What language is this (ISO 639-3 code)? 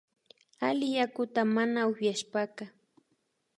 qvi